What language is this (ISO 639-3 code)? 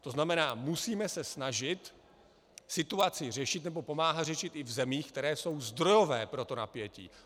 ces